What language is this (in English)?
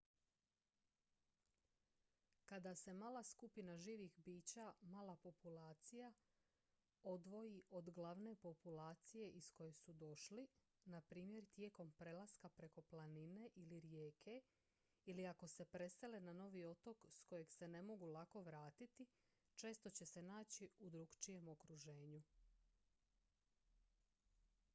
Croatian